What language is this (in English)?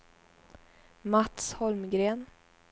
Swedish